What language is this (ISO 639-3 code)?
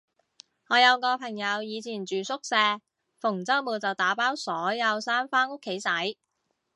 yue